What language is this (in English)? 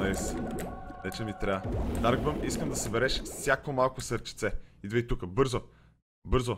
Bulgarian